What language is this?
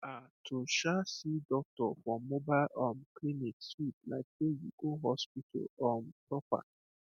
Nigerian Pidgin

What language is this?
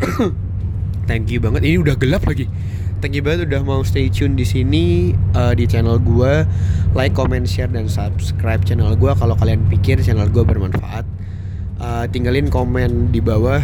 Indonesian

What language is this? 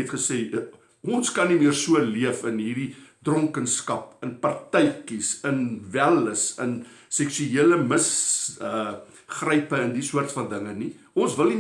Dutch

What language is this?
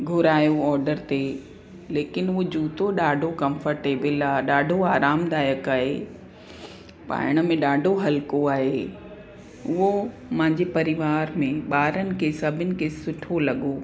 Sindhi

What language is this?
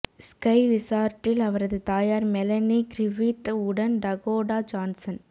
Tamil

